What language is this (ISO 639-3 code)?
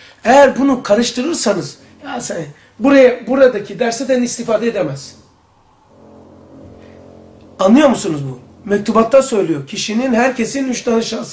tur